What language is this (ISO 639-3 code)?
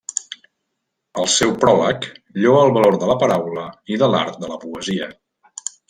cat